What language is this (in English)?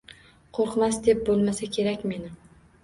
Uzbek